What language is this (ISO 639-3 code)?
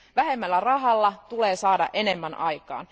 fin